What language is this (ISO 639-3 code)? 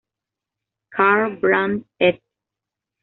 spa